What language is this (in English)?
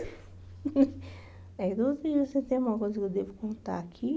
Portuguese